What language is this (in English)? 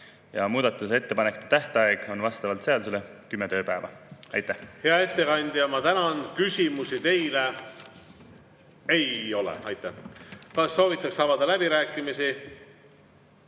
Estonian